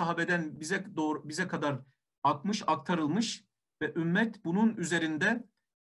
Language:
Turkish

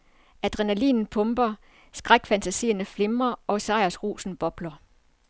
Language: Danish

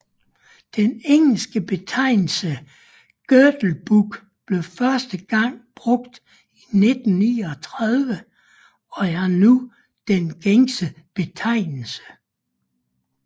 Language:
Danish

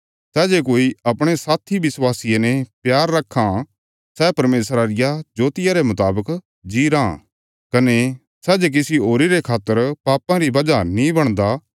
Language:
Bilaspuri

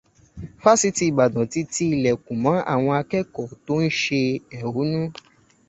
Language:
Yoruba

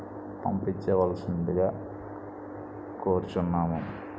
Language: Telugu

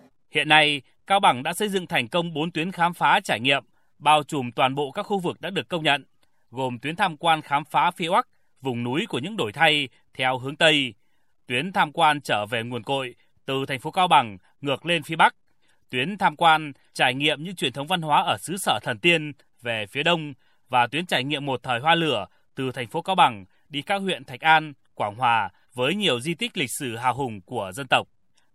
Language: Vietnamese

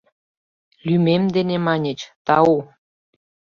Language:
Mari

